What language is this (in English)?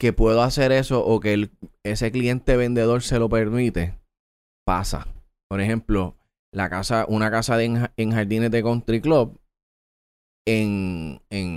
Spanish